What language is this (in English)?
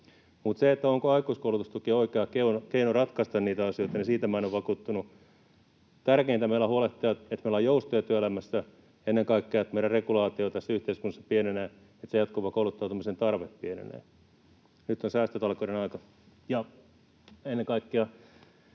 Finnish